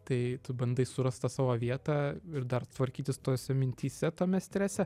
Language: Lithuanian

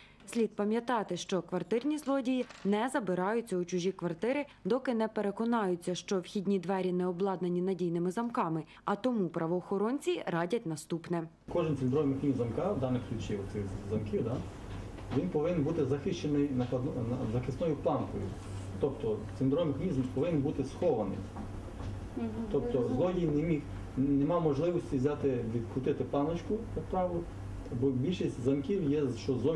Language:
Ukrainian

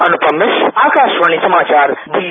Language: Hindi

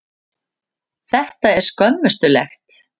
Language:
Icelandic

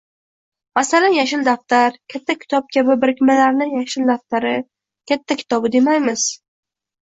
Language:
Uzbek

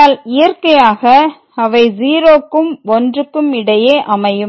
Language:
Tamil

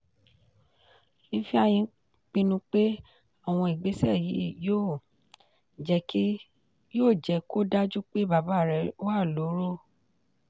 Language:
Yoruba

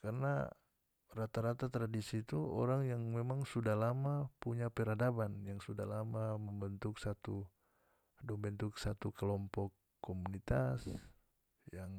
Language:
North Moluccan Malay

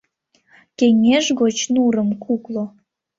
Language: Mari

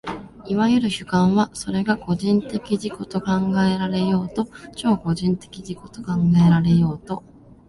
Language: Japanese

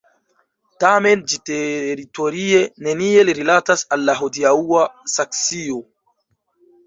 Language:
Esperanto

